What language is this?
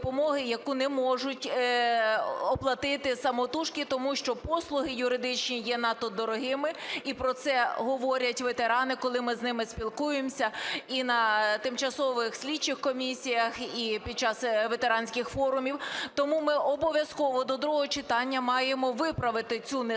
Ukrainian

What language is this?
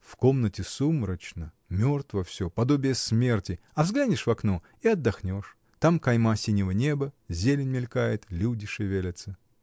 Russian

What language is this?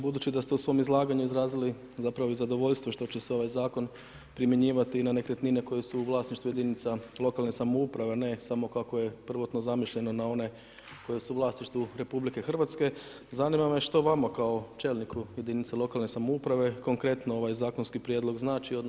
Croatian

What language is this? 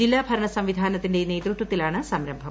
Malayalam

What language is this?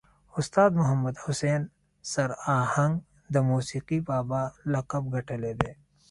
Pashto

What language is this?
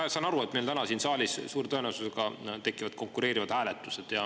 Estonian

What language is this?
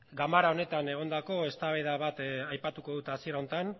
Basque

